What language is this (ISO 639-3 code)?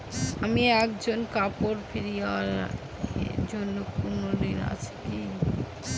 ben